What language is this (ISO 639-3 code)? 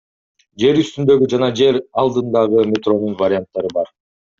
kir